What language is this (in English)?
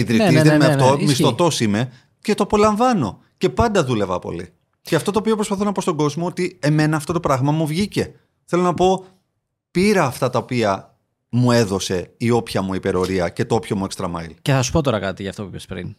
Greek